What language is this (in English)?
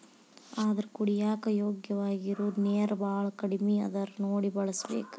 Kannada